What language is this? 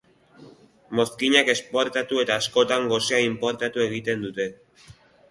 Basque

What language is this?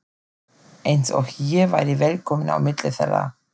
Icelandic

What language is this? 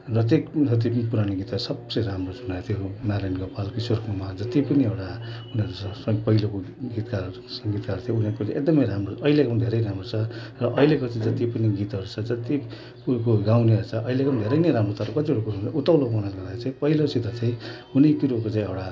Nepali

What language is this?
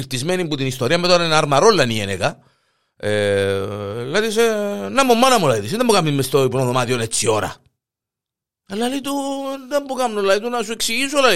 Greek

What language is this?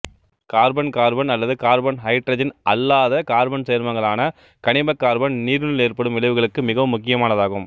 Tamil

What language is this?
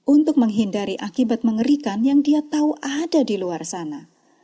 Indonesian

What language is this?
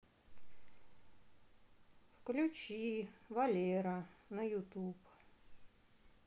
Russian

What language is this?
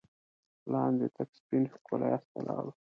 Pashto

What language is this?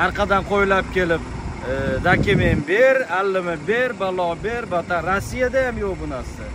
Turkish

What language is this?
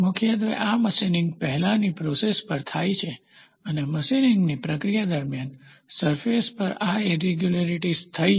Gujarati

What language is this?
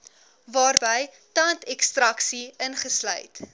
Afrikaans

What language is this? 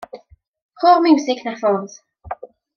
Welsh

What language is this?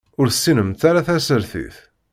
Kabyle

